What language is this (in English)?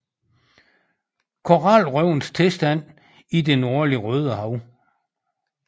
Danish